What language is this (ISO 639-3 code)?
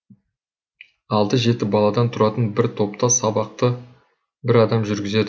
kaz